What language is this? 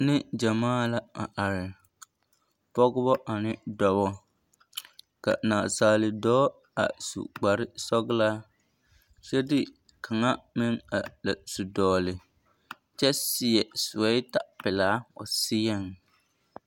Southern Dagaare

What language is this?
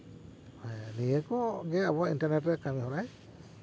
Santali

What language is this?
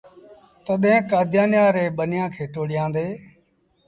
Sindhi Bhil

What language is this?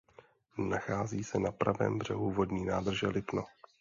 Czech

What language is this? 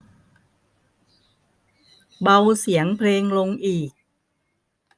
Thai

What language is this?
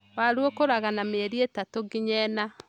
Kikuyu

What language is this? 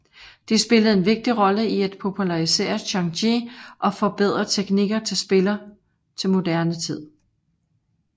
Danish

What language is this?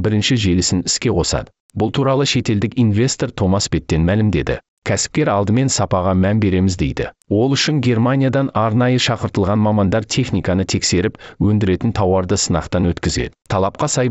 Turkish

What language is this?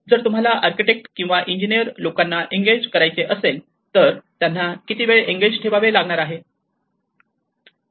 Marathi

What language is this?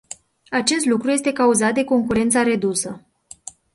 Romanian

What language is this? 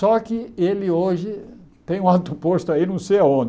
Portuguese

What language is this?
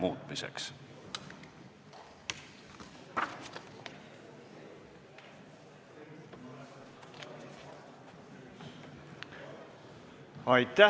Estonian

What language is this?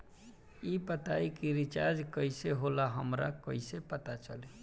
Bhojpuri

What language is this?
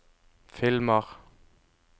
Norwegian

